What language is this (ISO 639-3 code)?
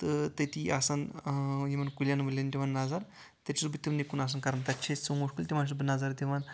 kas